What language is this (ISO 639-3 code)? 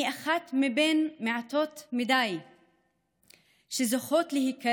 heb